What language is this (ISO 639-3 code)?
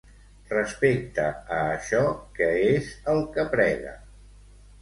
cat